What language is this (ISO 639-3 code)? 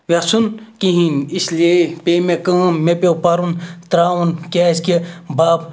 kas